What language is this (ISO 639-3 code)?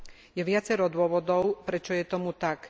slk